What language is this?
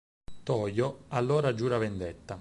Italian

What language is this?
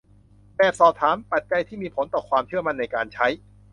Thai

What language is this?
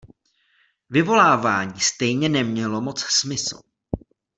Czech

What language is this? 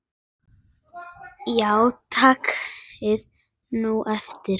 Icelandic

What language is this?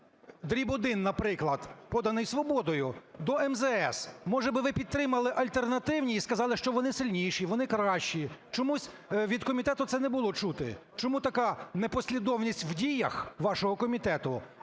Ukrainian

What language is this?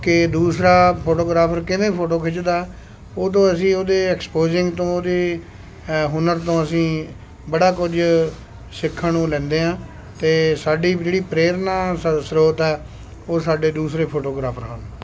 Punjabi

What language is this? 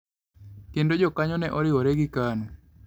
Luo (Kenya and Tanzania)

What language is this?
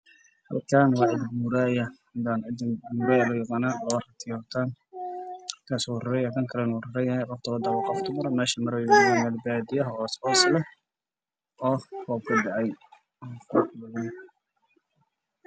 Somali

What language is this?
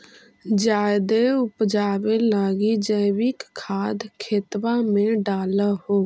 Magahi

